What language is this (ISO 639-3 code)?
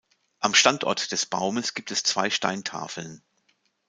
deu